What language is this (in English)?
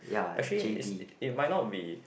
English